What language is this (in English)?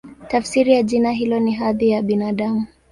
Swahili